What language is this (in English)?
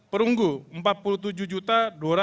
Indonesian